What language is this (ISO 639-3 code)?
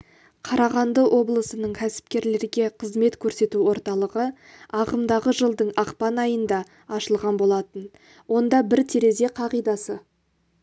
kaz